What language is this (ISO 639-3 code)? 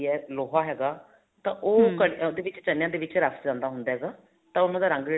pan